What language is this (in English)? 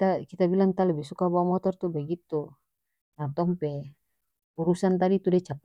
North Moluccan Malay